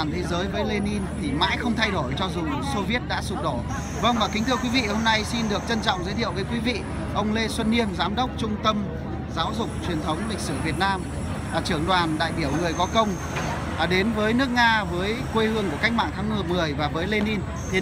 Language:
Vietnamese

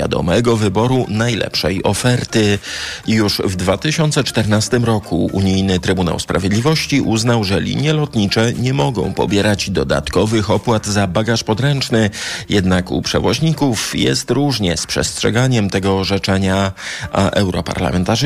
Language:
Polish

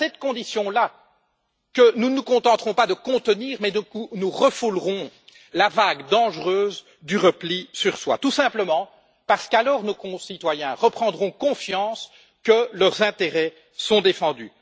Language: French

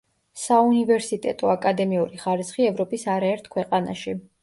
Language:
Georgian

